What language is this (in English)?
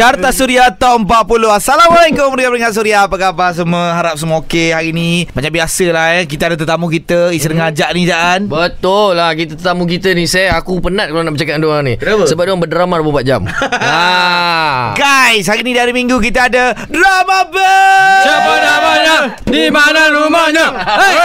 Malay